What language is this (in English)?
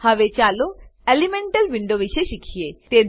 Gujarati